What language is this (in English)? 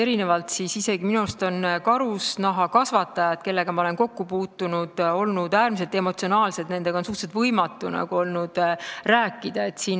Estonian